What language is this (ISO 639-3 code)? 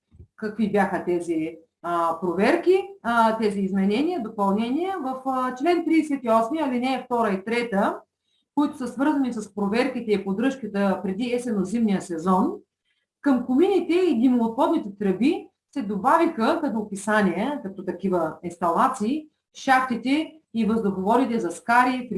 bul